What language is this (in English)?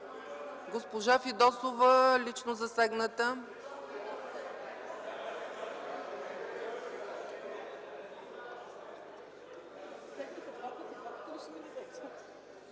Bulgarian